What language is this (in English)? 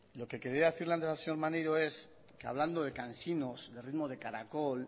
Spanish